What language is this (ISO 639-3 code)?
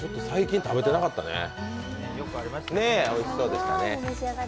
jpn